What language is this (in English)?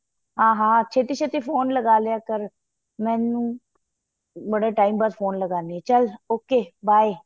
Punjabi